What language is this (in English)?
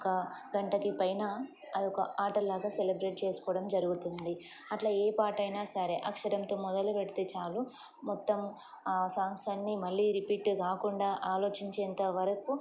Telugu